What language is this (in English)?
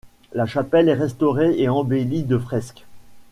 French